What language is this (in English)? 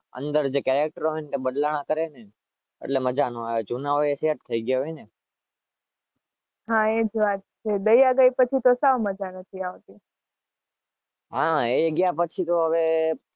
Gujarati